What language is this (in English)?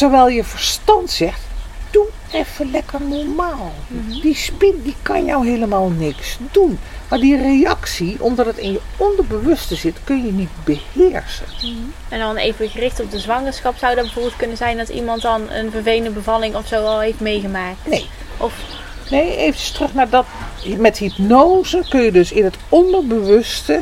Dutch